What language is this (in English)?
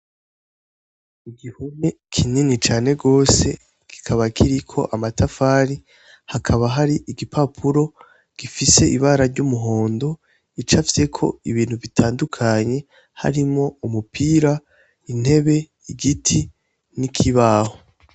Rundi